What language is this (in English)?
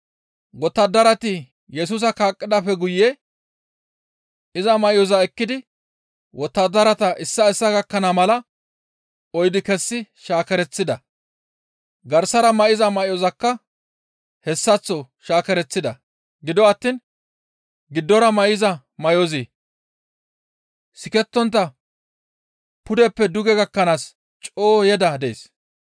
Gamo